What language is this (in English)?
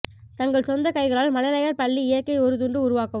Tamil